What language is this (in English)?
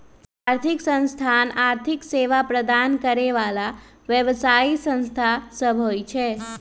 Magahi